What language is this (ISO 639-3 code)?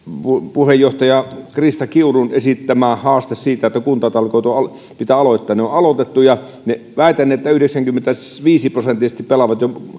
fin